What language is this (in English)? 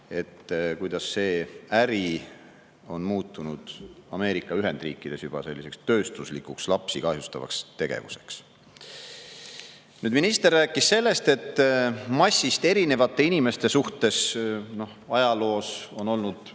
Estonian